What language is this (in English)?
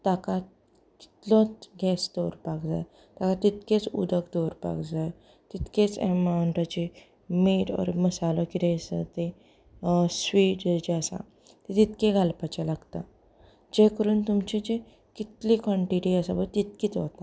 Konkani